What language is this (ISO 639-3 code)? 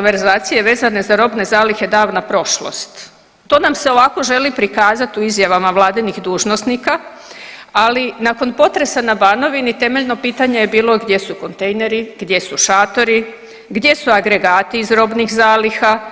hrv